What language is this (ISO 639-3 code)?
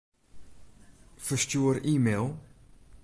fry